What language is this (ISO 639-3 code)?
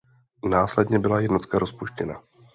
ces